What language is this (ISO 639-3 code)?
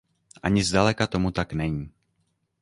ces